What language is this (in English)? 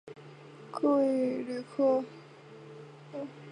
Chinese